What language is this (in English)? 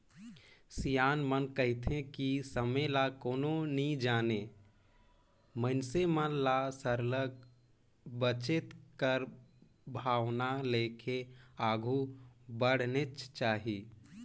Chhattisgarhi